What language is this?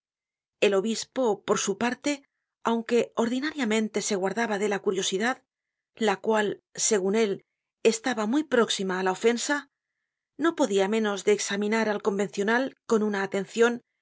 Spanish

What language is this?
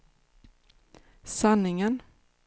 Swedish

